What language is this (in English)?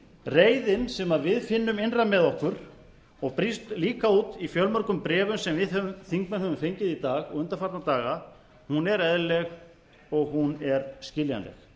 Icelandic